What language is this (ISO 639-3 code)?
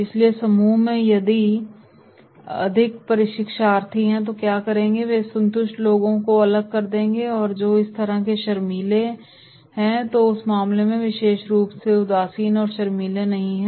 hin